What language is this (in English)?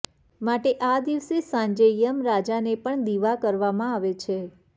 Gujarati